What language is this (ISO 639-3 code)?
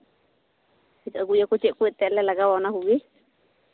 sat